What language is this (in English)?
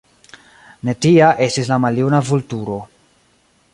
Esperanto